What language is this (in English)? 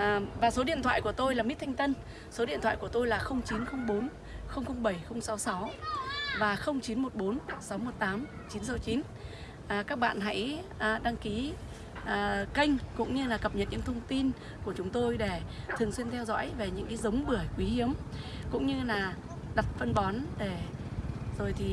Vietnamese